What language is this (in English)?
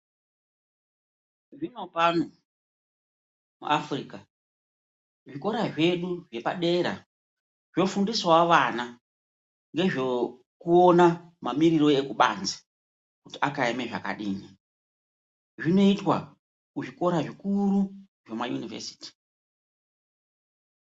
Ndau